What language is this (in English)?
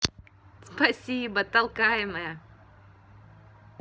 Russian